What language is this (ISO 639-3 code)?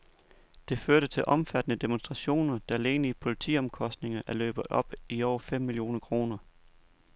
dan